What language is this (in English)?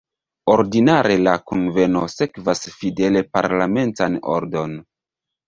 Esperanto